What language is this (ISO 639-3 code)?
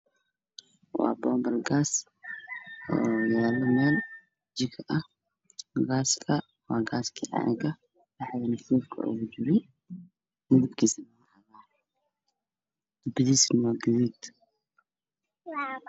som